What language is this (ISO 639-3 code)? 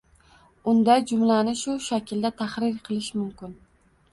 uzb